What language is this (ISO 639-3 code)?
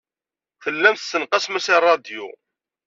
kab